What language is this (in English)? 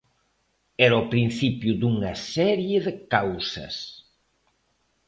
Galician